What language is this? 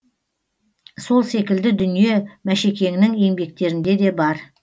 Kazakh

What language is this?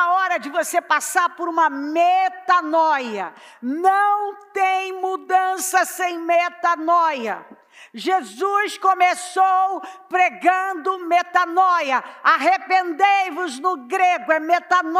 Portuguese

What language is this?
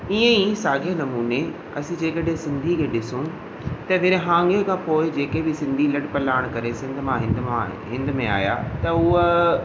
Sindhi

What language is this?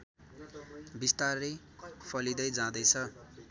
Nepali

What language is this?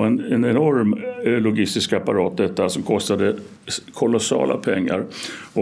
Swedish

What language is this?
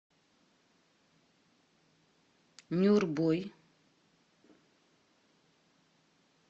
Russian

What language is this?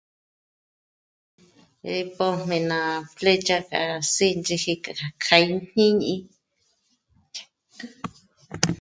Michoacán Mazahua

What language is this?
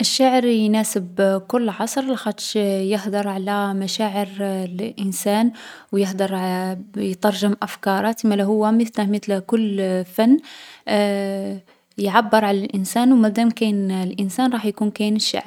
Algerian Arabic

